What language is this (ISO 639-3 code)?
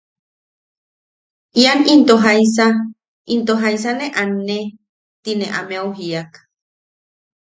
yaq